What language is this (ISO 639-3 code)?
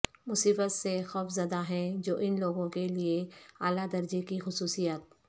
urd